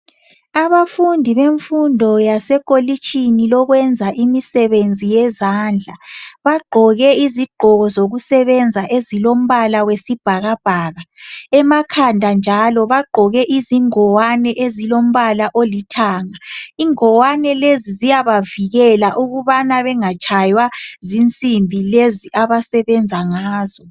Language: North Ndebele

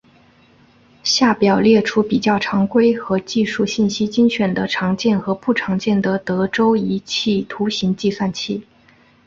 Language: Chinese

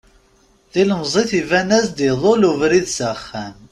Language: Kabyle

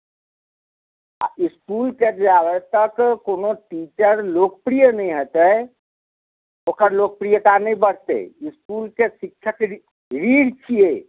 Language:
Maithili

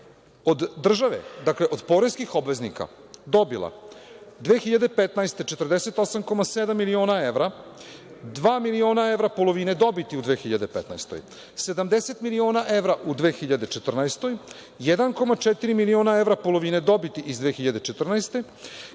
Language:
Serbian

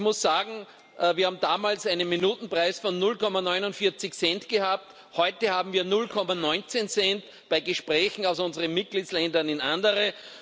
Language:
German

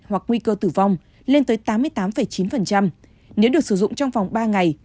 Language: Vietnamese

